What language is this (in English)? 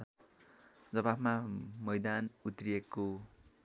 Nepali